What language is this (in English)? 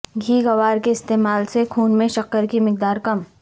Urdu